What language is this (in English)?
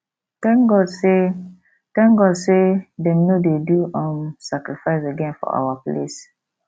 Nigerian Pidgin